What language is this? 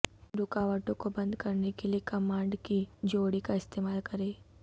Urdu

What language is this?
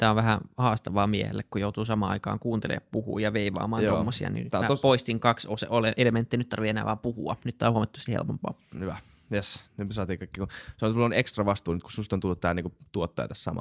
Finnish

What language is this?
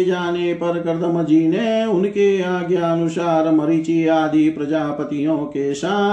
Hindi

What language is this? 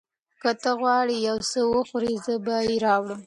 Pashto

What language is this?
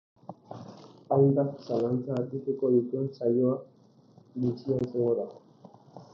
Basque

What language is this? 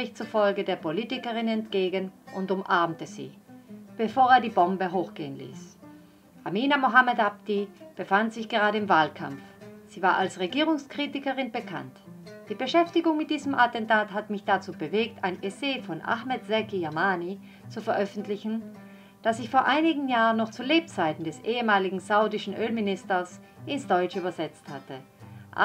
German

